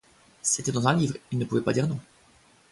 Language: French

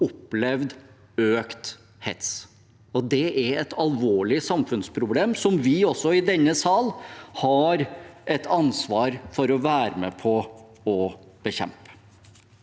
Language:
Norwegian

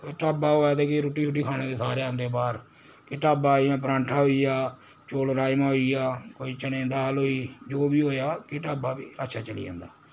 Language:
Dogri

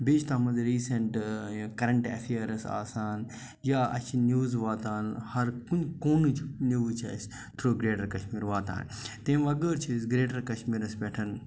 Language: Kashmiri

